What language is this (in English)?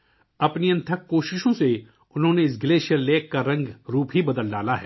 Urdu